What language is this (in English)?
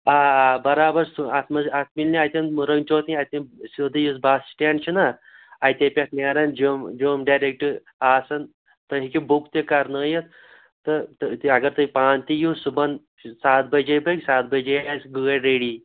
Kashmiri